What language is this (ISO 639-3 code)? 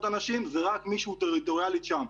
heb